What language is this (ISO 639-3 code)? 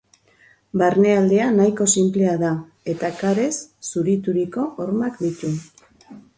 eus